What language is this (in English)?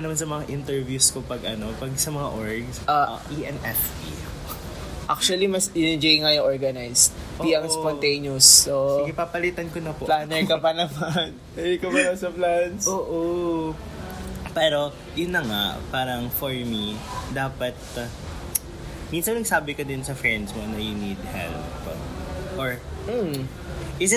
Filipino